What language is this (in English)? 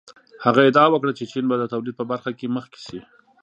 Pashto